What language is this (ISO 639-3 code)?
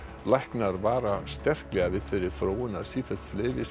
isl